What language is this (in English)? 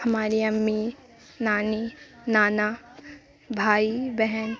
Urdu